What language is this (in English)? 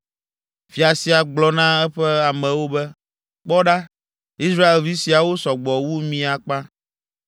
Ewe